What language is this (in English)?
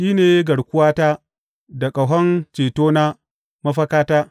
Hausa